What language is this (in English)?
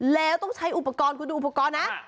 Thai